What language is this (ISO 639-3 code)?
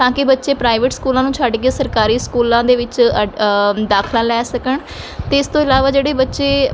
pan